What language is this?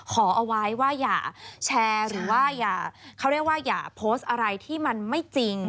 Thai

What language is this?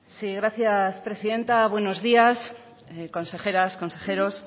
Spanish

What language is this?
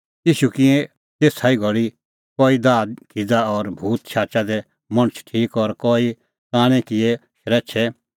Kullu Pahari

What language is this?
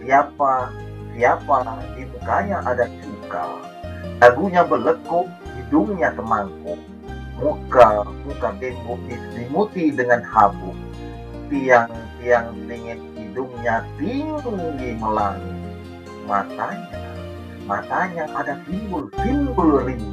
Malay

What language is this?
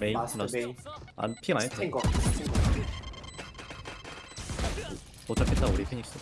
Korean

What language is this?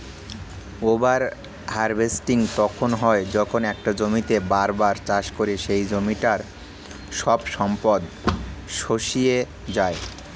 Bangla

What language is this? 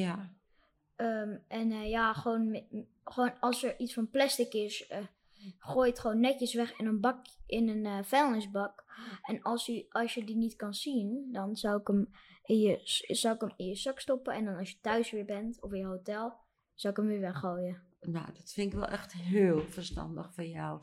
Dutch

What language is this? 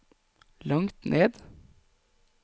Norwegian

